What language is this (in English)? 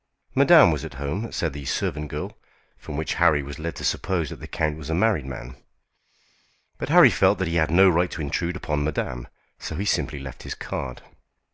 English